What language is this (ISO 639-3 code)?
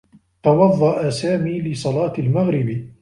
ara